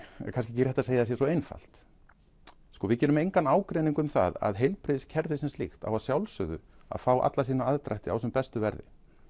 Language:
Icelandic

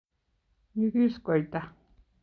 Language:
Kalenjin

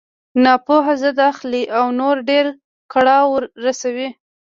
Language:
Pashto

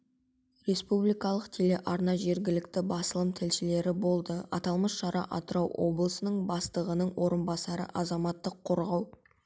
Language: Kazakh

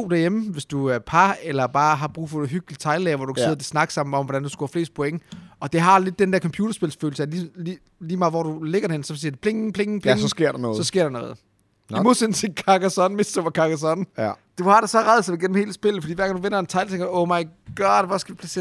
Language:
Danish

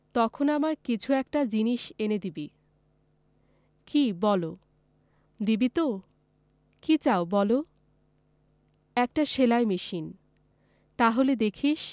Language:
Bangla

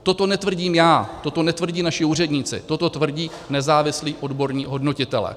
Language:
Czech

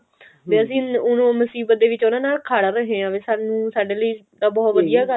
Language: Punjabi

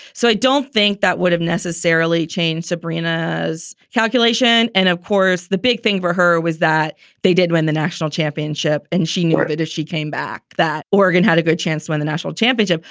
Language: English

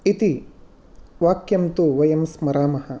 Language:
Sanskrit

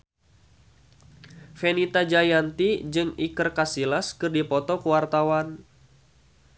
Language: Sundanese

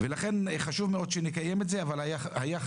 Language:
Hebrew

